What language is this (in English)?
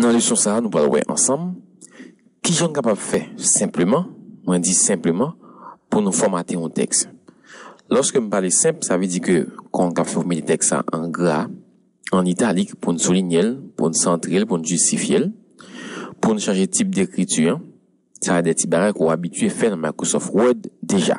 French